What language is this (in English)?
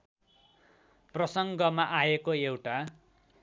Nepali